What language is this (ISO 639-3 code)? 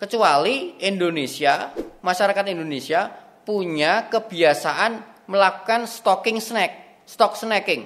ind